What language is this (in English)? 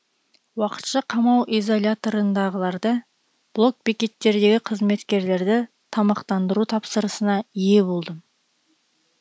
Kazakh